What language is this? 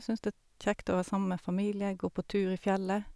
Norwegian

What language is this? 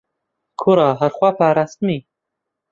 Central Kurdish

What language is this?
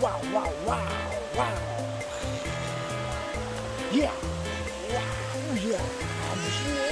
Korean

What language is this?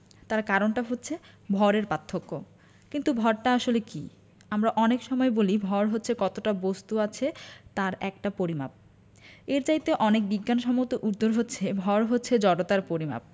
Bangla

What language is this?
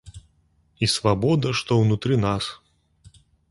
Belarusian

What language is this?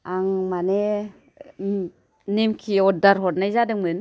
Bodo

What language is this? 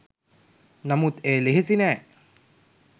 Sinhala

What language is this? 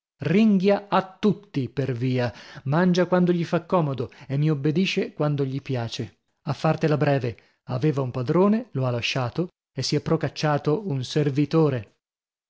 Italian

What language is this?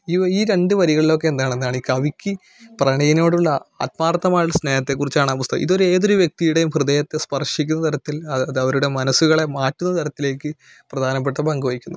Malayalam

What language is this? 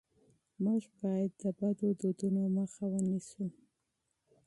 Pashto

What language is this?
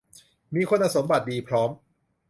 Thai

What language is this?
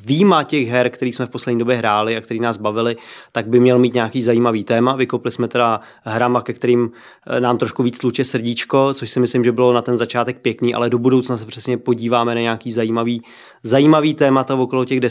Czech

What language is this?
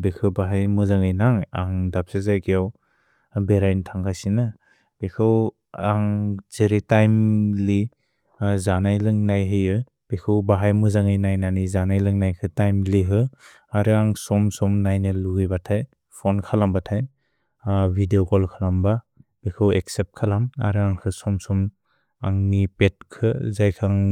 Bodo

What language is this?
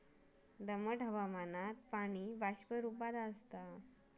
Marathi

